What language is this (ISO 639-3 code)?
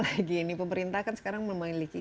ind